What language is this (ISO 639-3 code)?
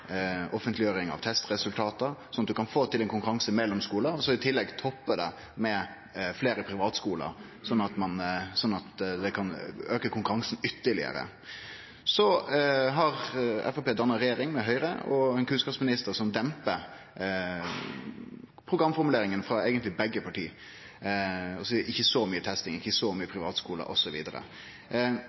nno